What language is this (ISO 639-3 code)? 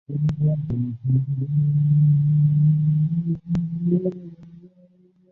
zho